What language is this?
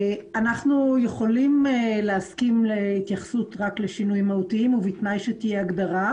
Hebrew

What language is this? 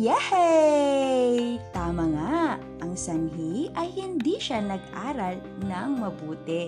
Filipino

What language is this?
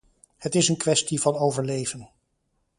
Dutch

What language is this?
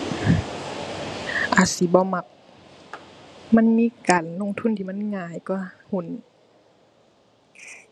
Thai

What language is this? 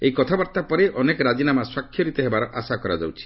Odia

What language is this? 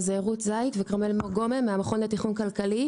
Hebrew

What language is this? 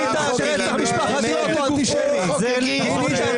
Hebrew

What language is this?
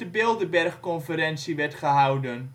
Dutch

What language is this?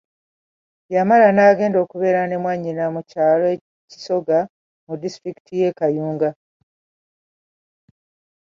Ganda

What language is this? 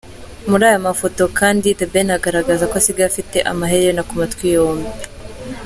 Kinyarwanda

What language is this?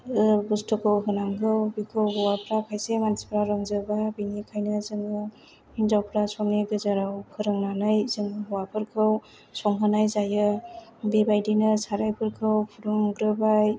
Bodo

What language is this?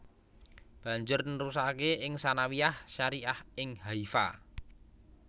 Javanese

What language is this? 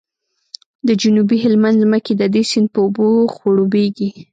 Pashto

